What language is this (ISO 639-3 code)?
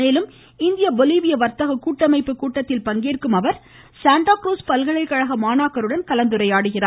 tam